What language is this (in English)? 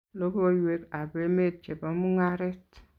Kalenjin